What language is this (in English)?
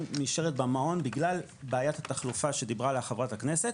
Hebrew